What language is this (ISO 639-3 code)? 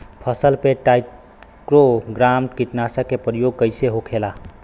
bho